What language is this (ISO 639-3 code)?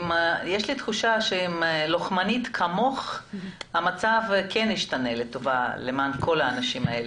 heb